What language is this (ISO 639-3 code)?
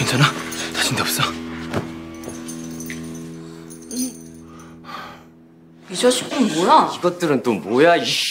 kor